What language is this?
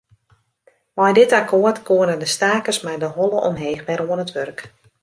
Western Frisian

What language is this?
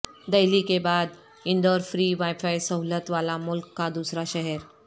Urdu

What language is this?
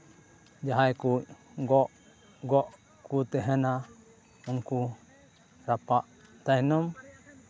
Santali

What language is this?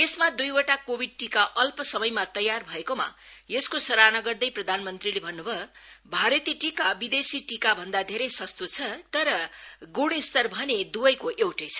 Nepali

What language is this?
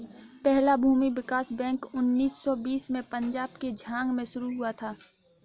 Hindi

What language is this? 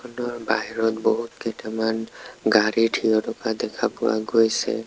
Assamese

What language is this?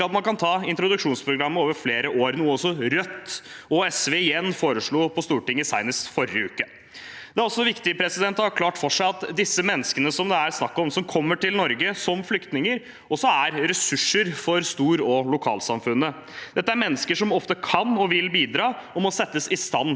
Norwegian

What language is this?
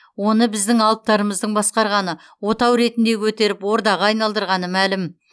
Kazakh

